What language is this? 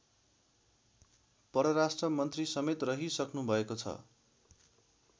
Nepali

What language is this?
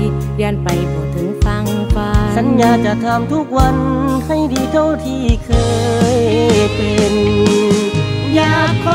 Thai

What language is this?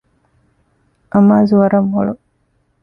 Divehi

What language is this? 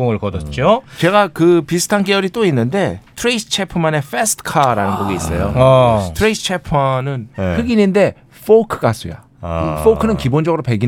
Korean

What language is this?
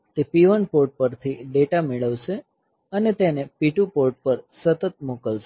Gujarati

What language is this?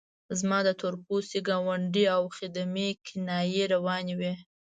Pashto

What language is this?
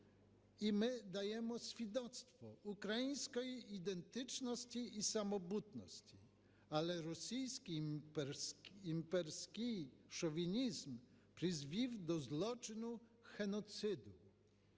Ukrainian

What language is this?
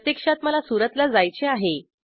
Marathi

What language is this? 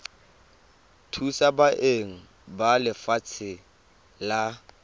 Tswana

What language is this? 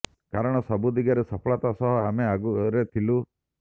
Odia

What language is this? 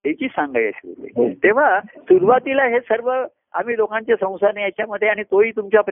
Marathi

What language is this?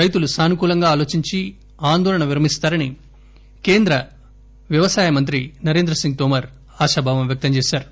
Telugu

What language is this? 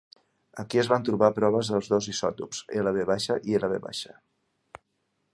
Catalan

